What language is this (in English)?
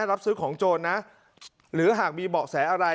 Thai